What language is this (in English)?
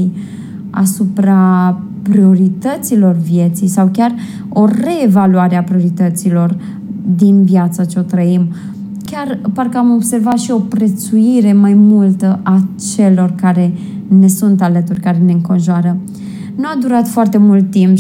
Romanian